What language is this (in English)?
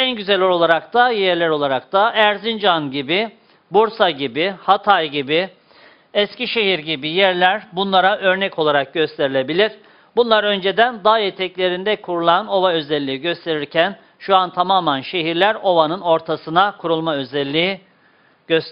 Turkish